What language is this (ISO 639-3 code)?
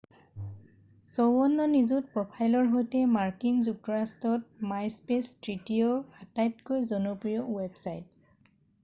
asm